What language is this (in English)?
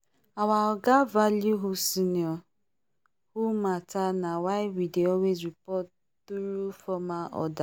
Nigerian Pidgin